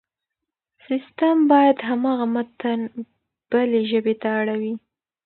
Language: Pashto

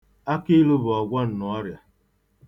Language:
Igbo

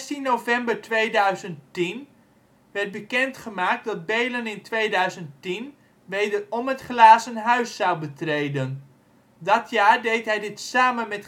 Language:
Dutch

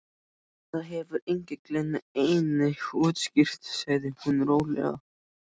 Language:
Icelandic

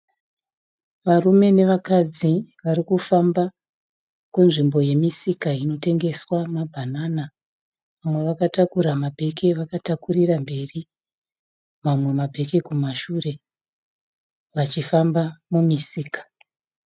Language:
Shona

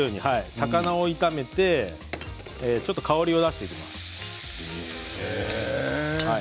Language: Japanese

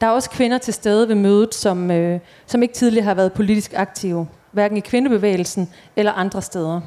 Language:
Danish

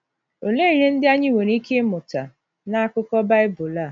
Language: Igbo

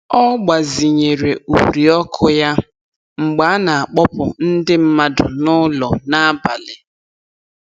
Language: Igbo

